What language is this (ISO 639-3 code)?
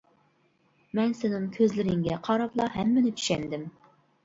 uig